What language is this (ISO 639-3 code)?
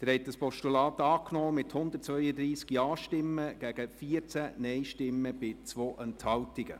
gsw